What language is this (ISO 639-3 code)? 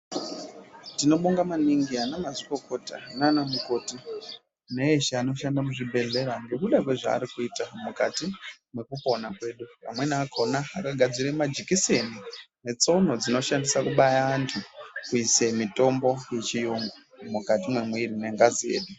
ndc